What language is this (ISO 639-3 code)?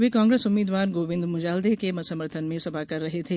hin